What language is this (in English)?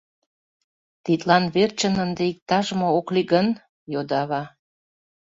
Mari